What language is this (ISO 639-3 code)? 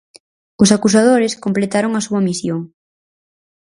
glg